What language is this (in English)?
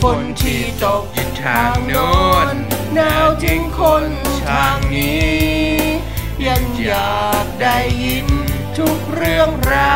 Thai